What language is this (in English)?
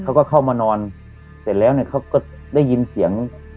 Thai